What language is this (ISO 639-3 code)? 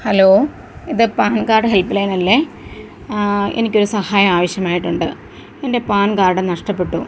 mal